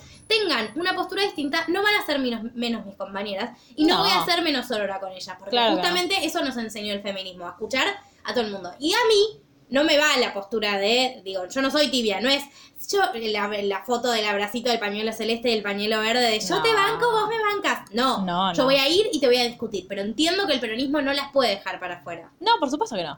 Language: Spanish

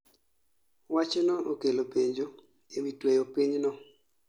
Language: Luo (Kenya and Tanzania)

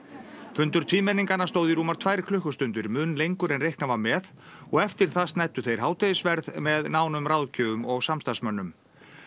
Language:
Icelandic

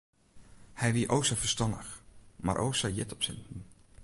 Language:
Western Frisian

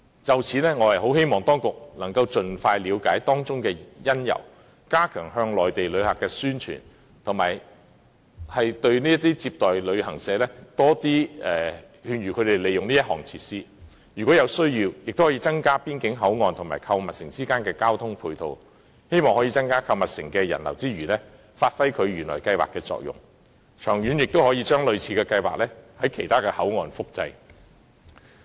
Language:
Cantonese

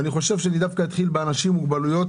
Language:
Hebrew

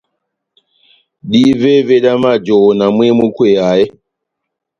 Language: Batanga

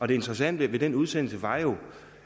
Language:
Danish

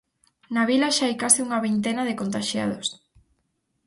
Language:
Galician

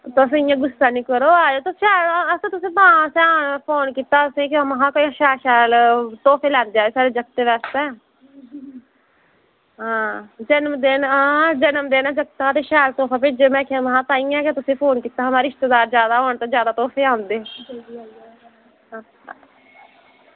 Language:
Dogri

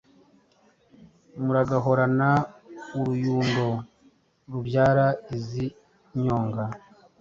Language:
Kinyarwanda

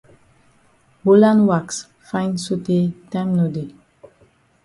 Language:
Cameroon Pidgin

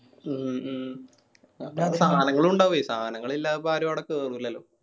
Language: Malayalam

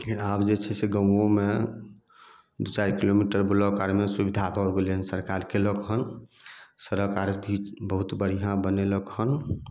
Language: Maithili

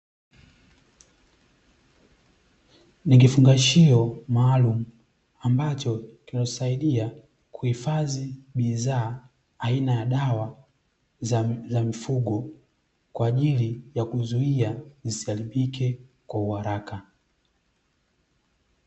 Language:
Swahili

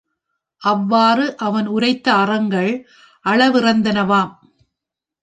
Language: Tamil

